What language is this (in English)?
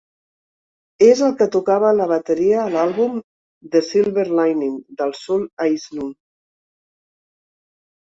Catalan